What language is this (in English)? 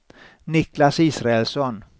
Swedish